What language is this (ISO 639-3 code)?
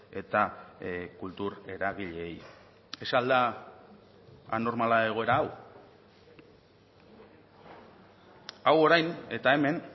eus